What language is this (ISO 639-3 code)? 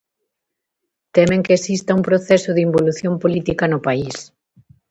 glg